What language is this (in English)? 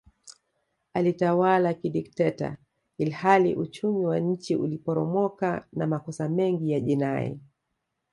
Swahili